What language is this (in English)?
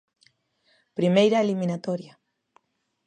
Galician